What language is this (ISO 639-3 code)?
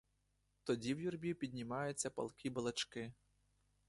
ukr